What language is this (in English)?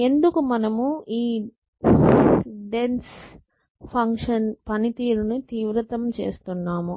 Telugu